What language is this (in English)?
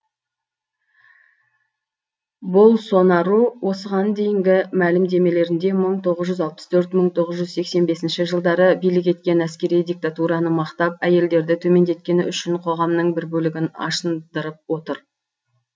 Kazakh